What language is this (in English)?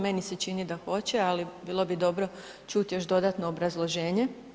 Croatian